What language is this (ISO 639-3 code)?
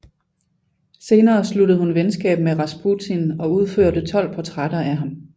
dan